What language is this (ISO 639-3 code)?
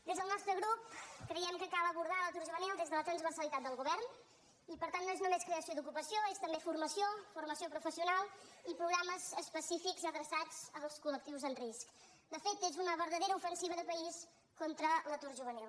cat